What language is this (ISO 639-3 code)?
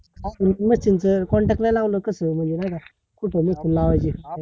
mar